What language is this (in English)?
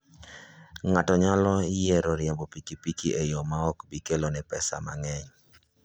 Luo (Kenya and Tanzania)